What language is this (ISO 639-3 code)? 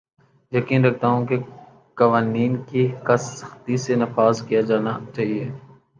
urd